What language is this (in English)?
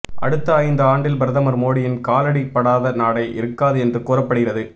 Tamil